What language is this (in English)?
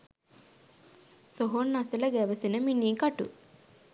Sinhala